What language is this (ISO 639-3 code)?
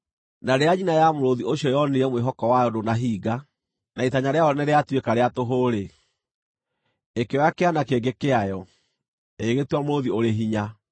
kik